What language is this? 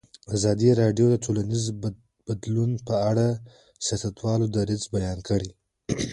Pashto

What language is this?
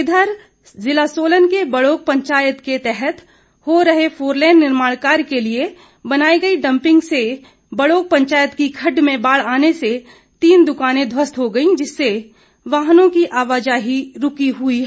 Hindi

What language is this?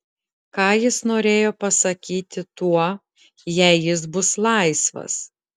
Lithuanian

